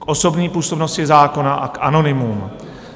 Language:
Czech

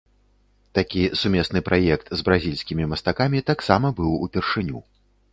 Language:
Belarusian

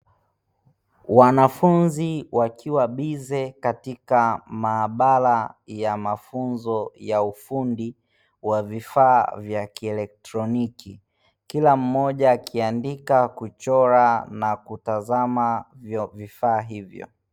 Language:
Swahili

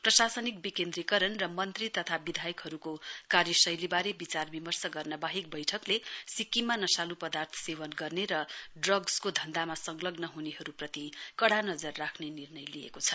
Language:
Nepali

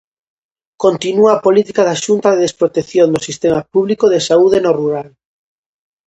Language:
Galician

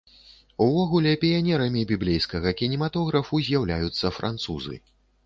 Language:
Belarusian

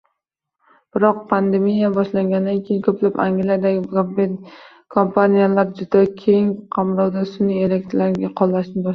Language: Uzbek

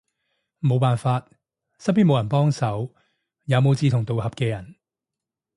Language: Cantonese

